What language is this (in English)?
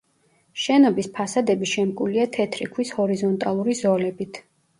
Georgian